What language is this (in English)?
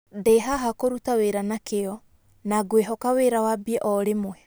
Kikuyu